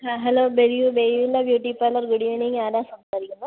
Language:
Malayalam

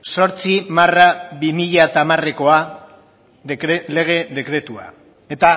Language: Basque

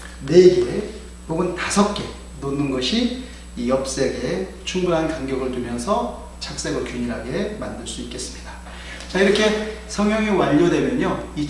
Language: Korean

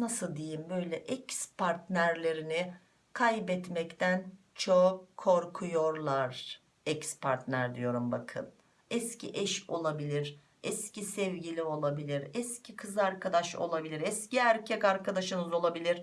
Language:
Turkish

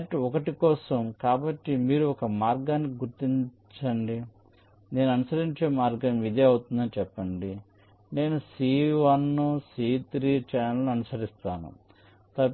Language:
Telugu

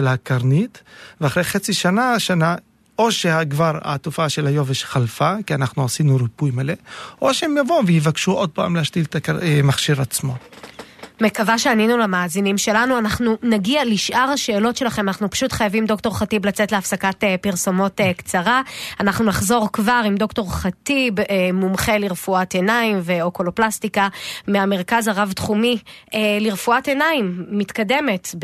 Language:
Hebrew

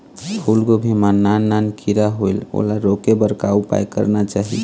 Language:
Chhattisgarhi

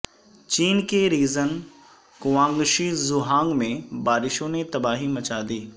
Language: Urdu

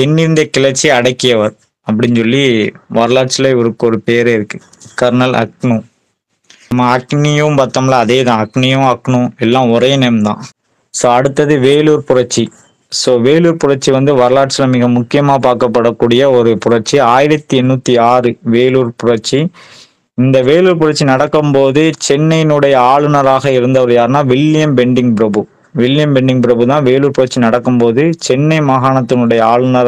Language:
Tamil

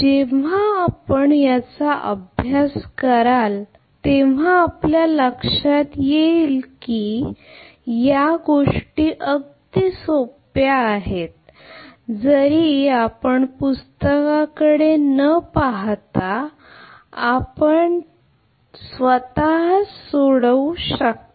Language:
Marathi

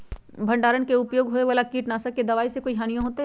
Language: Magahi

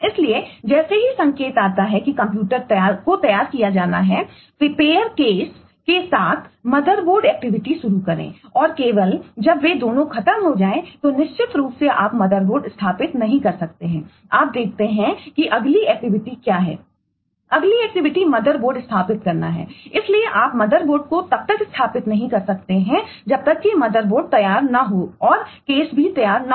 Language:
Hindi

